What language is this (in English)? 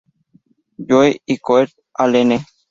Spanish